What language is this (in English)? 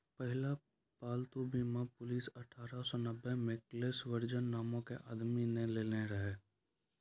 Maithili